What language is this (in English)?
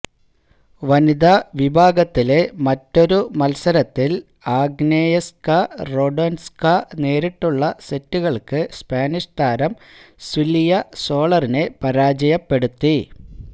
Malayalam